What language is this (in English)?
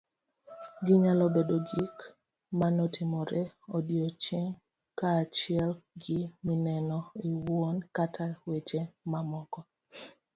Luo (Kenya and Tanzania)